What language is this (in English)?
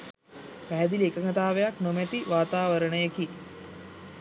Sinhala